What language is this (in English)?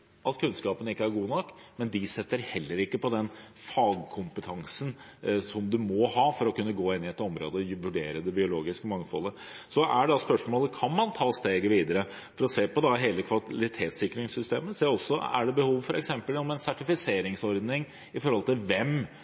Norwegian Bokmål